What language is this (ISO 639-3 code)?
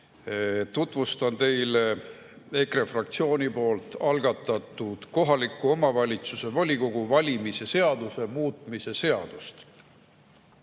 est